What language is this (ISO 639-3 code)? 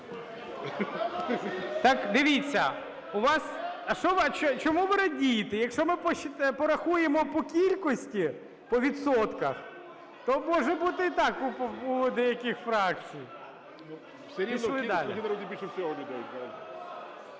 ukr